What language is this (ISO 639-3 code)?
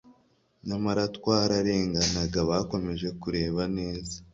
kin